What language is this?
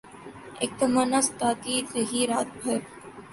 Urdu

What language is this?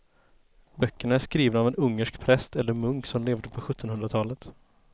Swedish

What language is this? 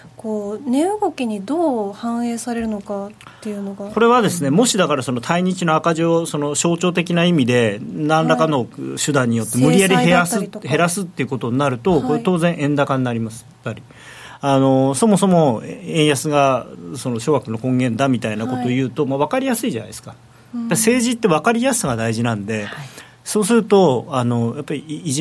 Japanese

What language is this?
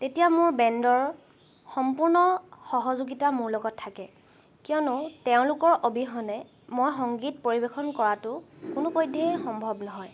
Assamese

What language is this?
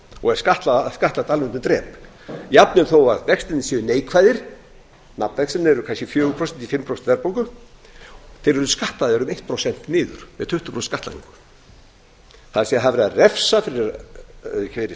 Icelandic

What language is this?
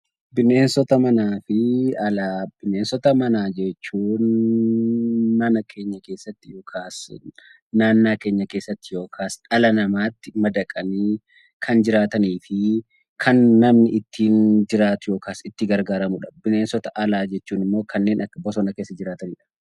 Oromo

